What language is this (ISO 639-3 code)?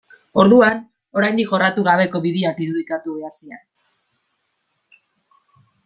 eus